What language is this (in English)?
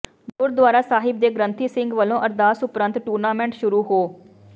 Punjabi